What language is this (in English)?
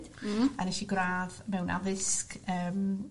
Welsh